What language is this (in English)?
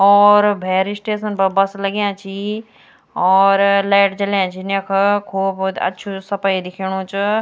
Garhwali